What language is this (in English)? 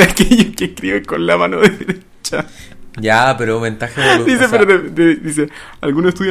Spanish